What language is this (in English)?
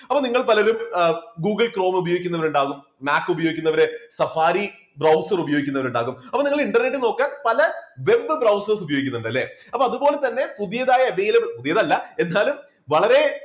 Malayalam